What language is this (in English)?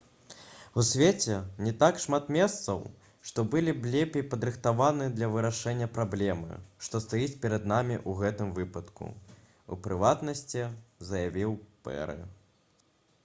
Belarusian